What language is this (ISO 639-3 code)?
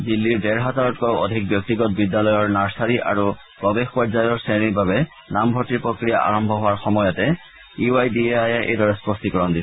asm